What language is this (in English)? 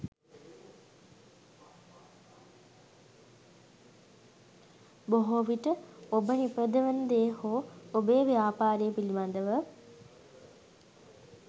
Sinhala